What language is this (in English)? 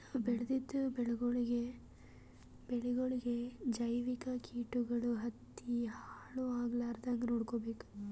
Kannada